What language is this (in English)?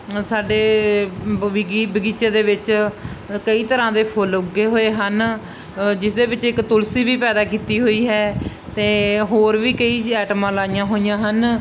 Punjabi